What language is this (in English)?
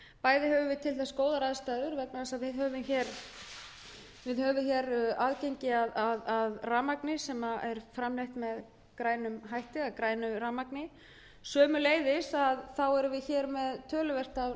Icelandic